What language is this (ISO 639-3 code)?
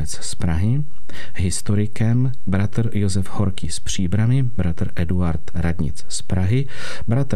ces